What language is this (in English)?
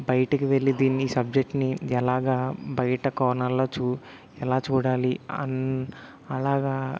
Telugu